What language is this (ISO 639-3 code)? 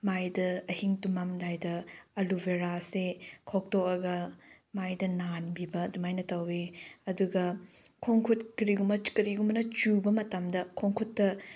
mni